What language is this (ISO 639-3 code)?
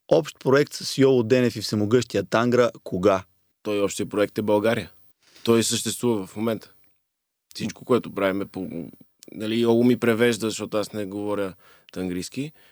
bul